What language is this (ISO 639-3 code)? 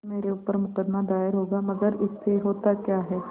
hin